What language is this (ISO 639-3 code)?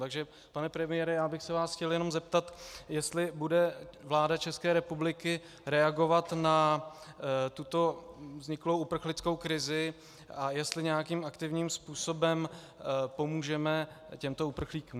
ces